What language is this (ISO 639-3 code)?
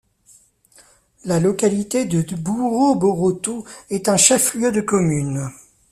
fra